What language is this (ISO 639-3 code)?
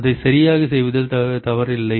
tam